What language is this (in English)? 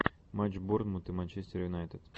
Russian